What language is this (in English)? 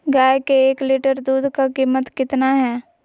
Magahi